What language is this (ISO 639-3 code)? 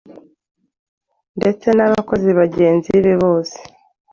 kin